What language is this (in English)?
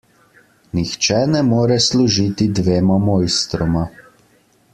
Slovenian